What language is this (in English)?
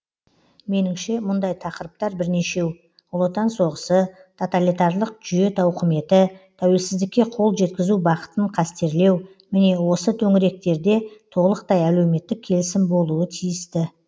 Kazakh